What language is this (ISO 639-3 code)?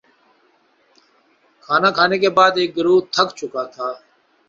urd